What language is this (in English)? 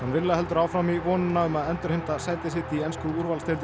Icelandic